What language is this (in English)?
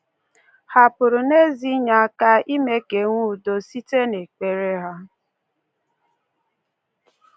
Igbo